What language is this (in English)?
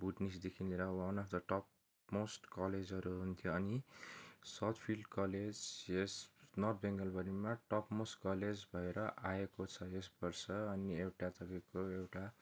Nepali